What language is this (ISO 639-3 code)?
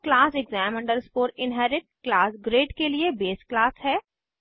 hin